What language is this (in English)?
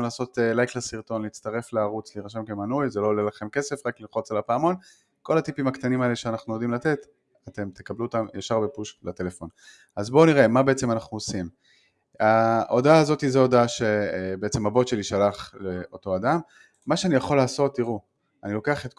Hebrew